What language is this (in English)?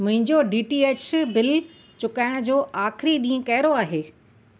Sindhi